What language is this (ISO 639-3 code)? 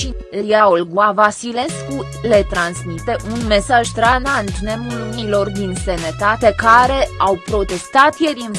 ron